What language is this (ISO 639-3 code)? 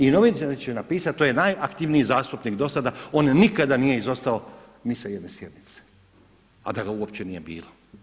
hrv